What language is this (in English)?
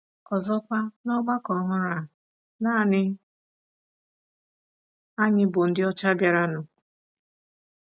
Igbo